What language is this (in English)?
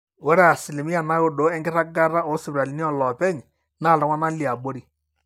Masai